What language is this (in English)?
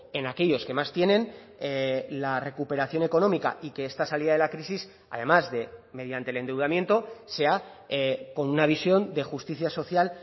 Spanish